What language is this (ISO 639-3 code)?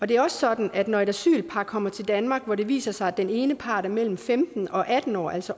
dan